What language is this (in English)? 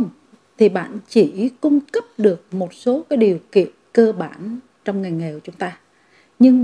Vietnamese